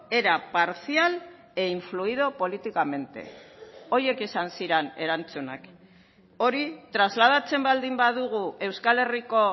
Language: Basque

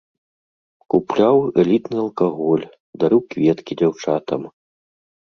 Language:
Belarusian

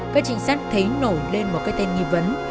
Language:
Vietnamese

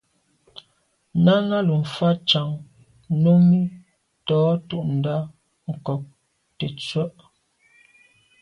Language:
Medumba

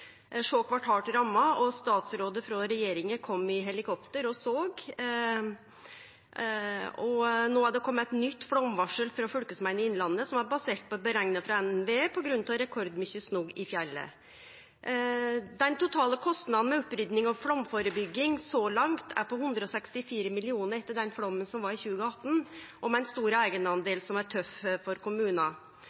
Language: Norwegian Nynorsk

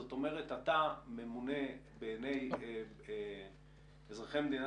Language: Hebrew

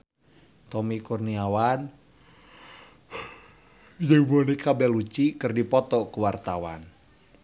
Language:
Sundanese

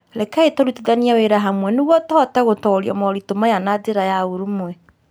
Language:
Kikuyu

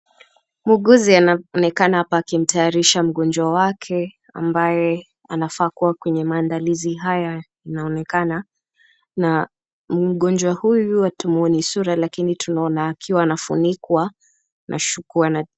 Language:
Swahili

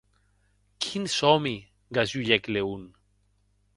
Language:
Occitan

